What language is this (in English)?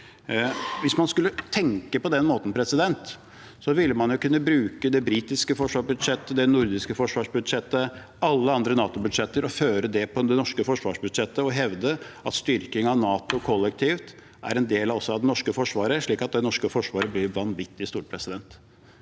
Norwegian